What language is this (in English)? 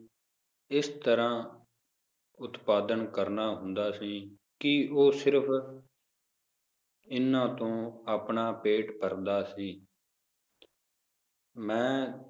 Punjabi